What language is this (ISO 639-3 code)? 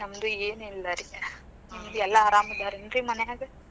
kan